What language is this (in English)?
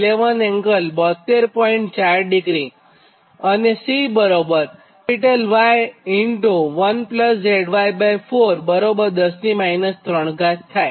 Gujarati